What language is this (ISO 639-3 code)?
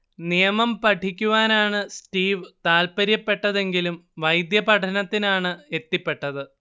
mal